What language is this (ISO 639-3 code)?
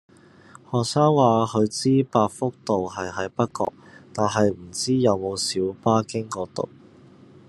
yue